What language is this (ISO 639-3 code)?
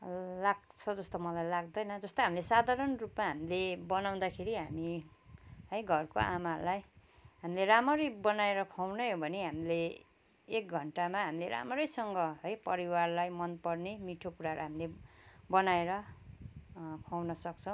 nep